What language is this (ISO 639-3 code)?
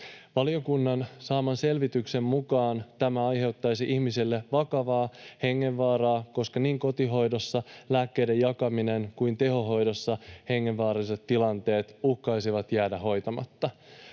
fin